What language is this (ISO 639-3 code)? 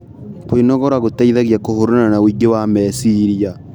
kik